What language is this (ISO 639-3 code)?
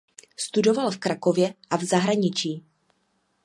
ces